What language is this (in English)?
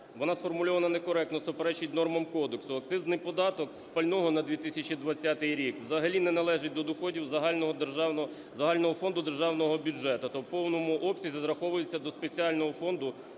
Ukrainian